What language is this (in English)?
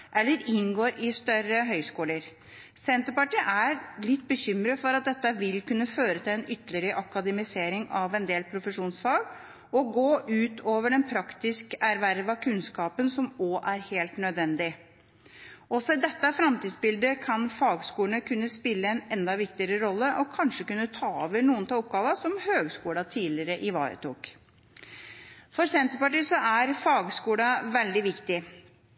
Norwegian Bokmål